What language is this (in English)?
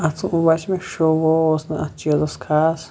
Kashmiri